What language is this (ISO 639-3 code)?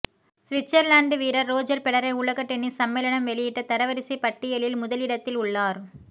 tam